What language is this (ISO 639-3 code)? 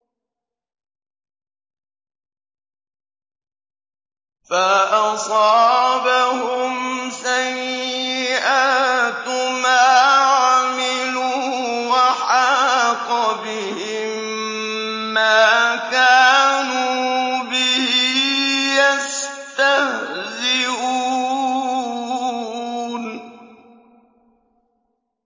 ara